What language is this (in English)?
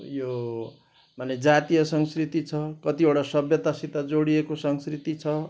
Nepali